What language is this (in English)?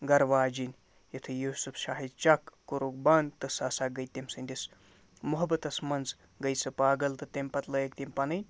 Kashmiri